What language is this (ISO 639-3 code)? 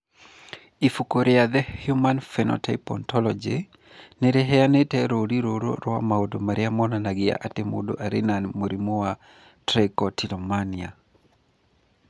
kik